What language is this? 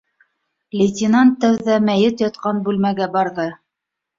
Bashkir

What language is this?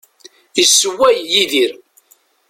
Kabyle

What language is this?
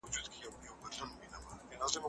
Pashto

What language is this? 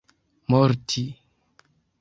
Esperanto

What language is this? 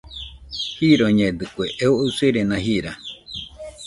Nüpode Huitoto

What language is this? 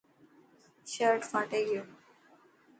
Dhatki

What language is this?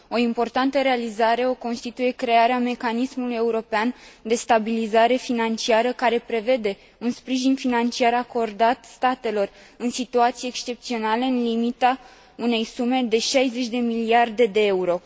Romanian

